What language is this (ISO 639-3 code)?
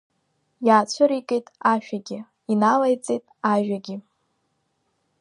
abk